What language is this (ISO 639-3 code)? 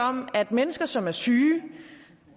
dan